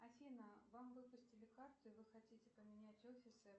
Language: Russian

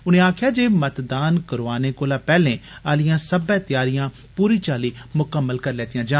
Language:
Dogri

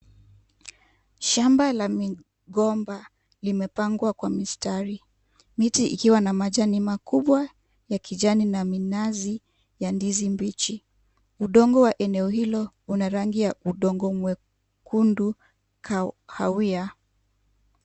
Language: Swahili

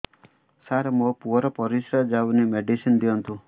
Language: Odia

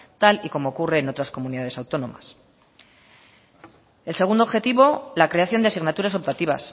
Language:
Spanish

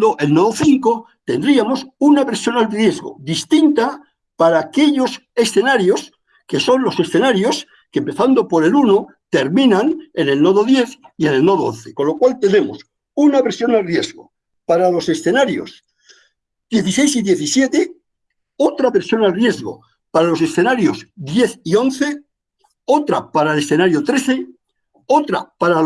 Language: Spanish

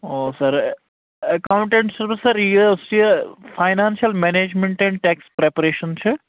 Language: Kashmiri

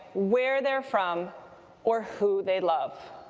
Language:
English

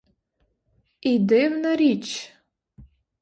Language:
Ukrainian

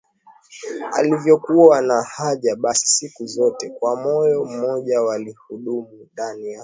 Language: Swahili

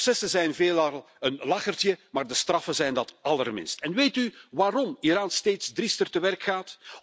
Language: Dutch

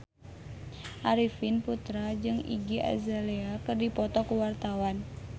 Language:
Sundanese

